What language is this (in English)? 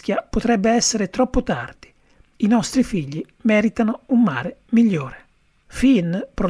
Italian